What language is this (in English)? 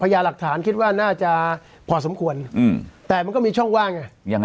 Thai